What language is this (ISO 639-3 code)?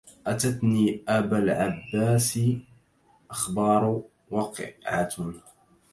ara